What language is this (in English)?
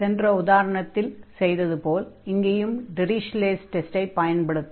Tamil